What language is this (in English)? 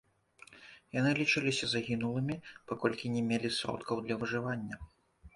Belarusian